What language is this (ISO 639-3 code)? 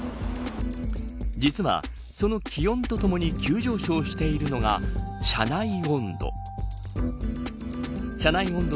jpn